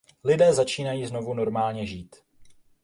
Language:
Czech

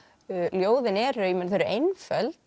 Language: Icelandic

